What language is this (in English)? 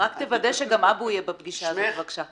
Hebrew